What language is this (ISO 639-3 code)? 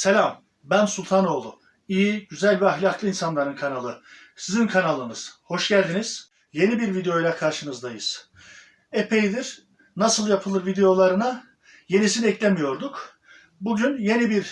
tur